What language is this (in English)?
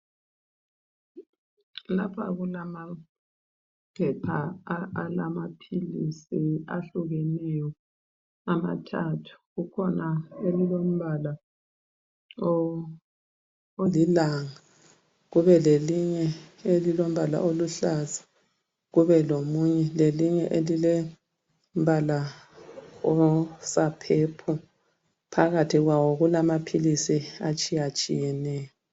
North Ndebele